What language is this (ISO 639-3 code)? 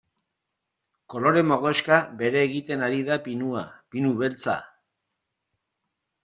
eus